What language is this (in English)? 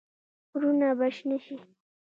Pashto